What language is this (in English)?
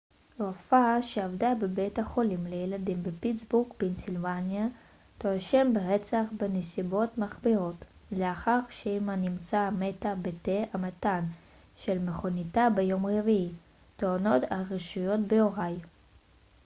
Hebrew